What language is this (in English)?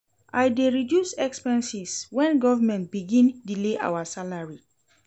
Nigerian Pidgin